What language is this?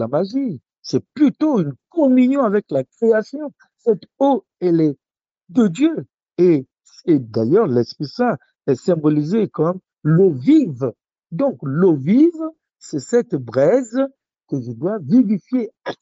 French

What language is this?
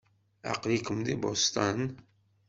Kabyle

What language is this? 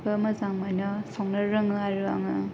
Bodo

